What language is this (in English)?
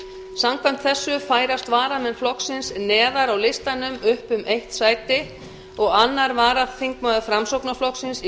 Icelandic